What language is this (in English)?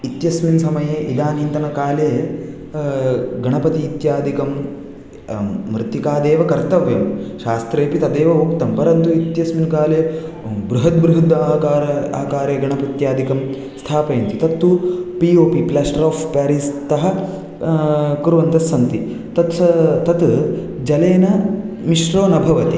Sanskrit